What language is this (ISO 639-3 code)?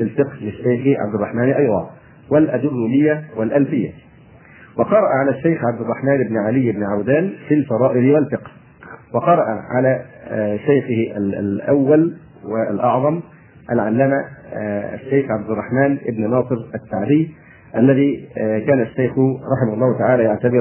ara